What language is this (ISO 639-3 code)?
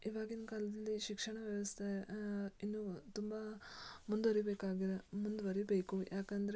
kan